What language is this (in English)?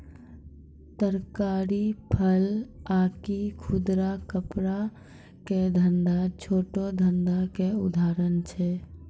Maithili